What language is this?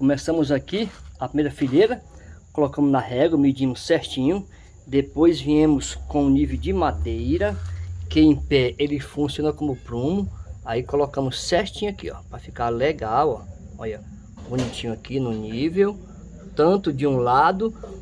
Portuguese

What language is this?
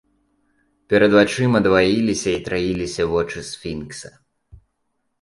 Belarusian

